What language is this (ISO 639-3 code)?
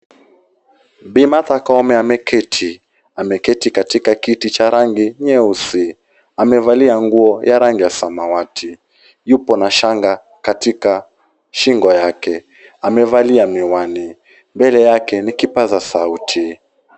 swa